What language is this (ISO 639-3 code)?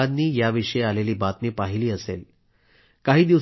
mar